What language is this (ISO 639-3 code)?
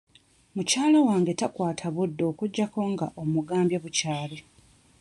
lug